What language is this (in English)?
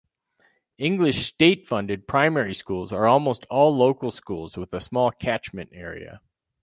English